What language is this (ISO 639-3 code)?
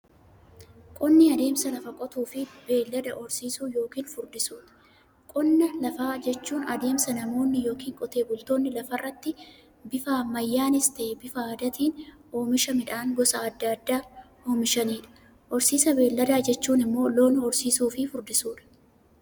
orm